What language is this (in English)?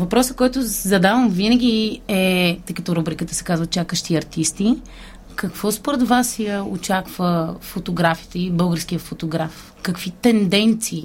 Bulgarian